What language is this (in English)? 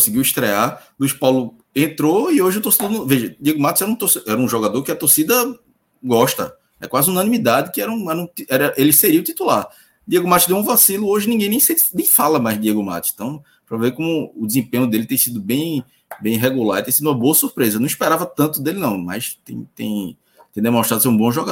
Portuguese